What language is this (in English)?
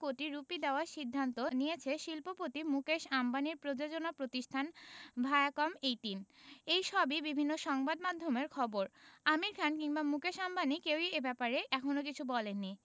Bangla